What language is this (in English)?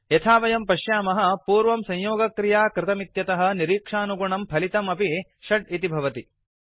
Sanskrit